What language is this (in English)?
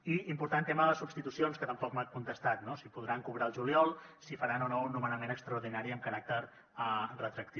Catalan